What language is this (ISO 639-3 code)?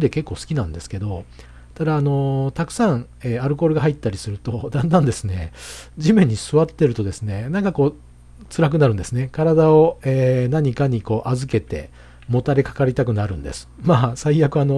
jpn